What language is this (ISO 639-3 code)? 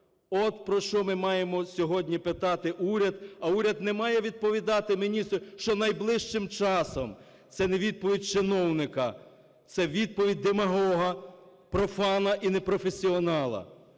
ukr